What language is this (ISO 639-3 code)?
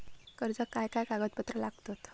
mar